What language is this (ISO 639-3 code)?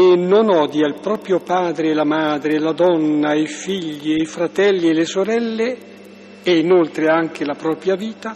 ita